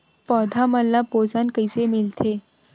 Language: Chhattisgarhi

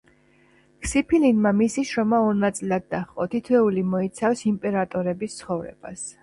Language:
Georgian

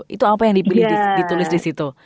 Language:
Indonesian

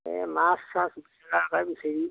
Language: Assamese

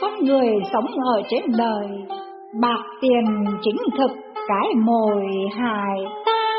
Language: Vietnamese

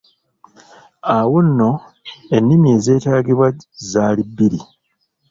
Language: Ganda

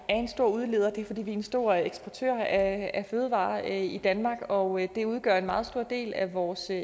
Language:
Danish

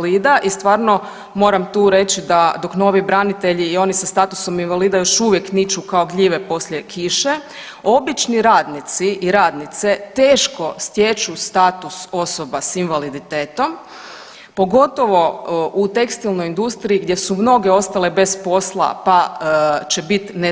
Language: Croatian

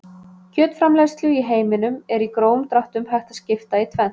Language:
Icelandic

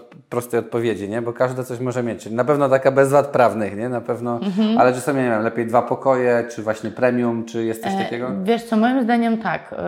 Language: Polish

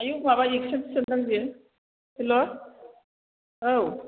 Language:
Bodo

